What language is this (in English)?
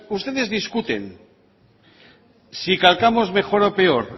Spanish